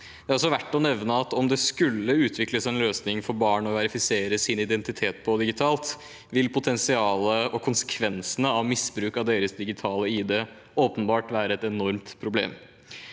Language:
Norwegian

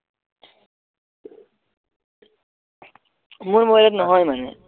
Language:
Assamese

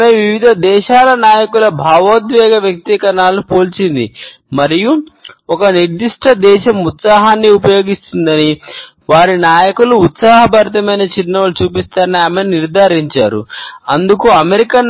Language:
Telugu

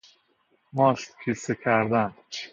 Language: Persian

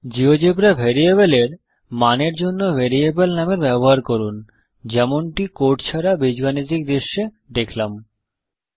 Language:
Bangla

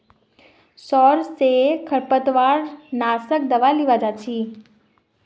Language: Magahi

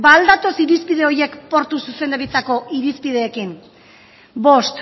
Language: Basque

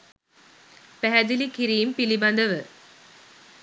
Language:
Sinhala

